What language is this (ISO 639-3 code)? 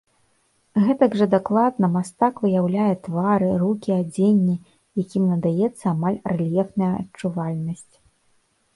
bel